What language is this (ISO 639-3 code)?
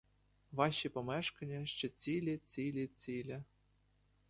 ukr